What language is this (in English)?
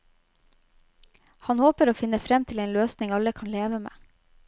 Norwegian